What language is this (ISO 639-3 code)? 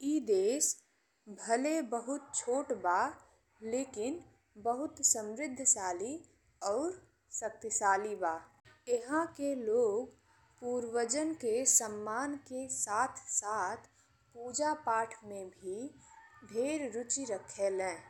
bho